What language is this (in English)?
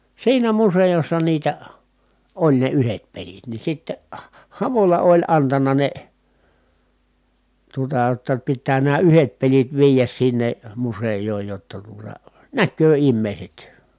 Finnish